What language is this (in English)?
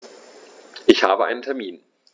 German